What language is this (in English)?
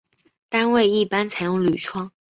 Chinese